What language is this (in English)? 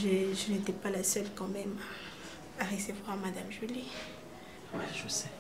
French